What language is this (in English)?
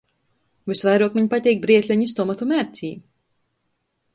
Latgalian